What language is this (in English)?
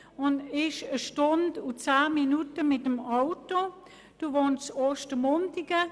Swiss German